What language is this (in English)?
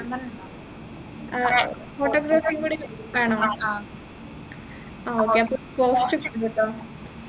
Malayalam